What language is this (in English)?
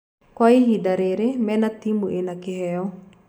Kikuyu